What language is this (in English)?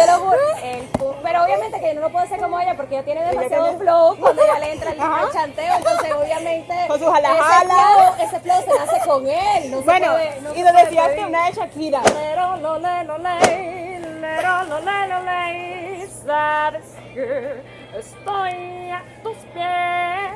Spanish